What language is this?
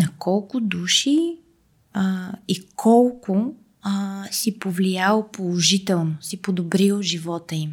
Bulgarian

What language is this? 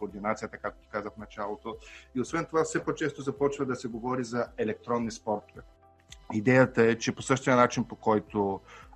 Bulgarian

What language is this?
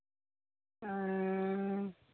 Santali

